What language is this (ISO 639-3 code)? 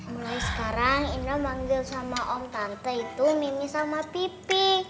ind